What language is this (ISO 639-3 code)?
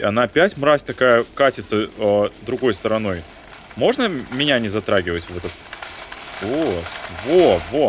rus